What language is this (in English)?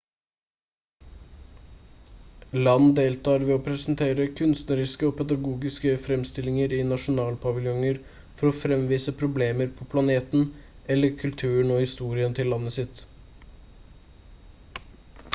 Norwegian Bokmål